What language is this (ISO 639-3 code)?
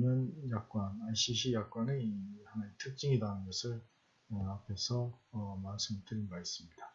kor